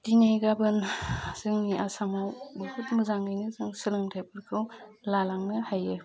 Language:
Bodo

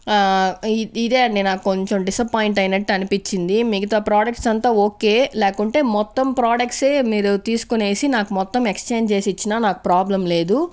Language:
Telugu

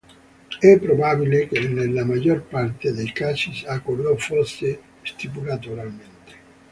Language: Italian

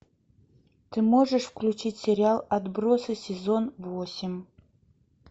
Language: Russian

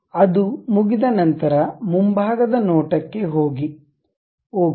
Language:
Kannada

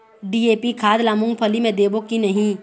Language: Chhattisgarhi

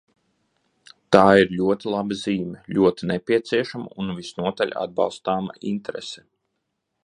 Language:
Latvian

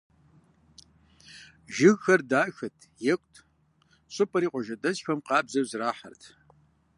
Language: Kabardian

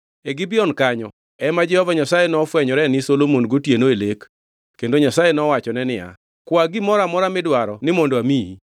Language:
Luo (Kenya and Tanzania)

